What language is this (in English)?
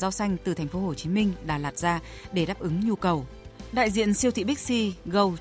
Vietnamese